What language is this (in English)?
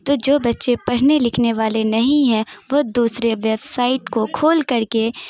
Urdu